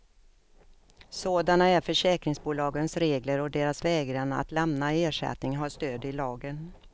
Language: Swedish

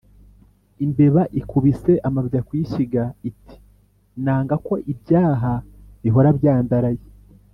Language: Kinyarwanda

